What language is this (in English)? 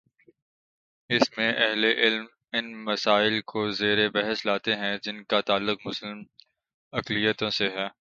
Urdu